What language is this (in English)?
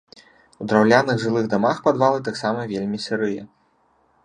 Belarusian